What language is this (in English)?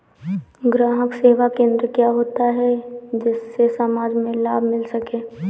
Hindi